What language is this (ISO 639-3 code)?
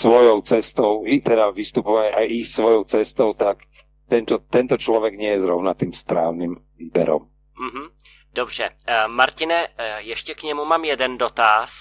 ces